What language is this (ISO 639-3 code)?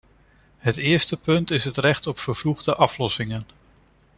nld